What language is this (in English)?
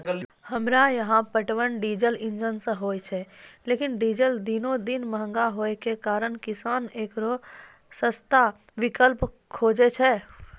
Maithili